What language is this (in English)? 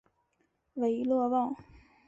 Chinese